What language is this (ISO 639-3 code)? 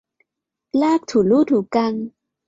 tha